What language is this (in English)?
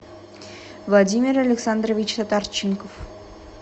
Russian